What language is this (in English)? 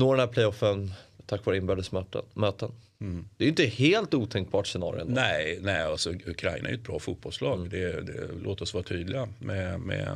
Swedish